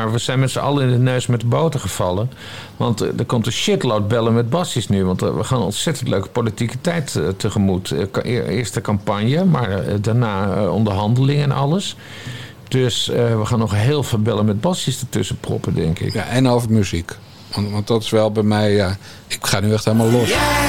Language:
Dutch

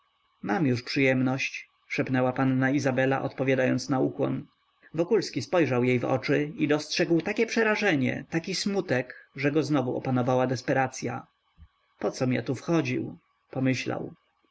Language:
Polish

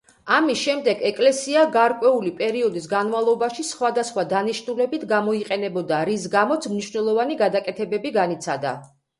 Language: Georgian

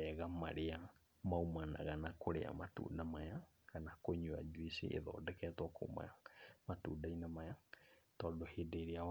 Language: Kikuyu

